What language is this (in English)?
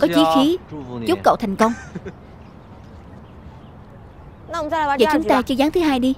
Vietnamese